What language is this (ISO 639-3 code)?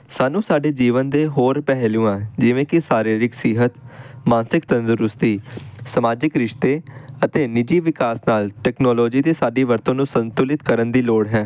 pan